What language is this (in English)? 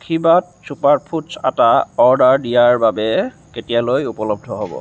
Assamese